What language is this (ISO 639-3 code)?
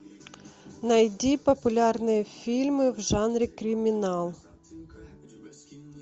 rus